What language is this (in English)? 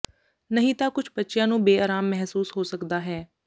Punjabi